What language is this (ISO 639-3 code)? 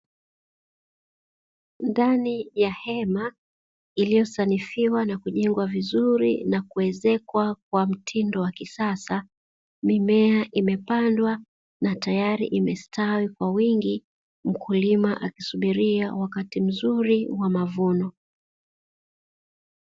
swa